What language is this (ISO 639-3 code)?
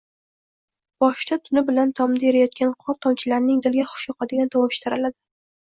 uzb